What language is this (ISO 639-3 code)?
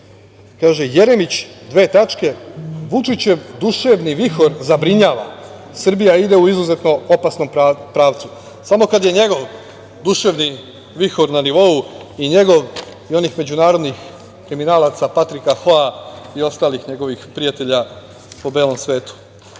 srp